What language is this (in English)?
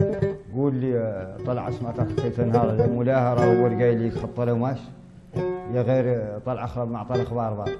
Arabic